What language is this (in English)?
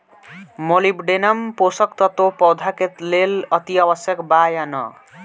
Bhojpuri